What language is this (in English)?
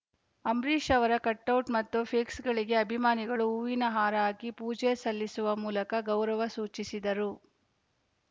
Kannada